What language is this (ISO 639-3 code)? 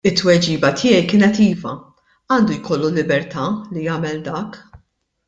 mlt